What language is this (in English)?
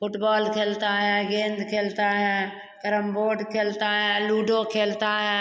Hindi